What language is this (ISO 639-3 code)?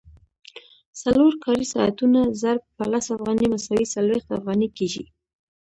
pus